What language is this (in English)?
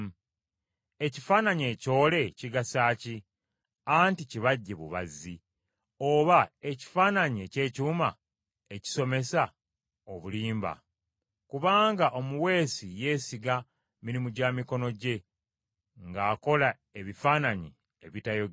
Ganda